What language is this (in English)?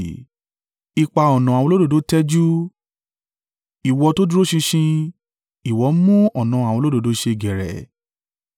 Yoruba